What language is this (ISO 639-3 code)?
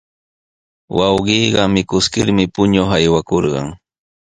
qws